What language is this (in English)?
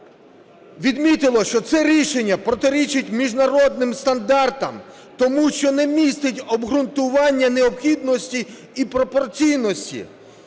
Ukrainian